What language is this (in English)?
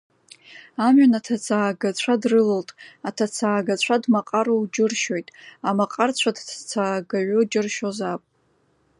Abkhazian